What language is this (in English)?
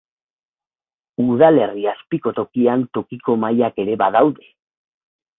Basque